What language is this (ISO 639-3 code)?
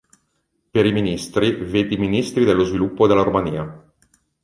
ita